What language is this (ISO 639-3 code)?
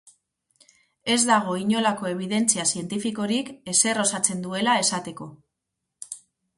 eus